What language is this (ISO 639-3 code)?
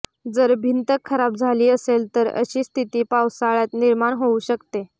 mar